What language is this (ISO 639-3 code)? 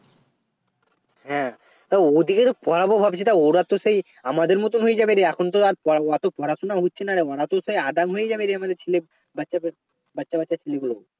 ben